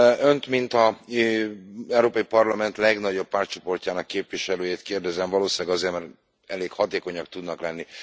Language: Hungarian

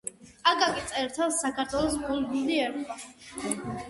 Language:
Georgian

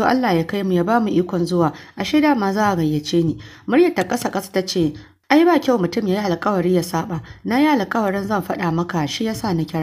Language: Arabic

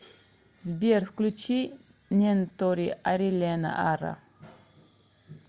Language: Russian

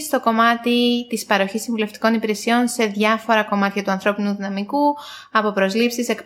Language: Greek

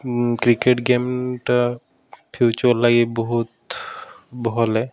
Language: Odia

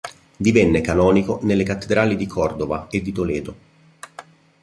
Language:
Italian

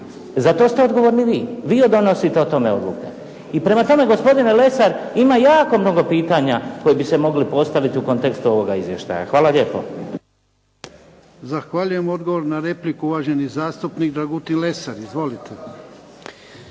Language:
Croatian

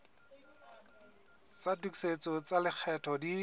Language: Southern Sotho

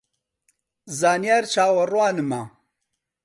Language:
Central Kurdish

